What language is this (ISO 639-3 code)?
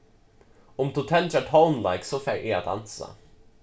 fao